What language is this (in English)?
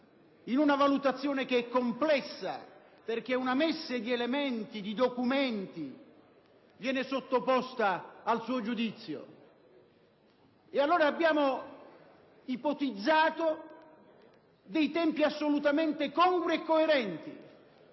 Italian